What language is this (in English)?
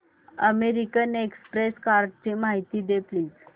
Marathi